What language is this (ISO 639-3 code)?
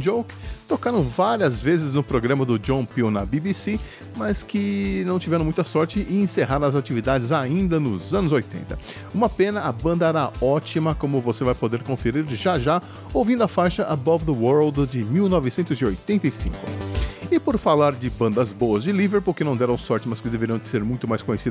por